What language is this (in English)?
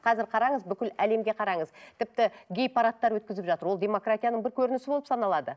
Kazakh